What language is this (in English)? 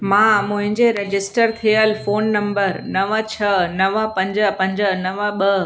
Sindhi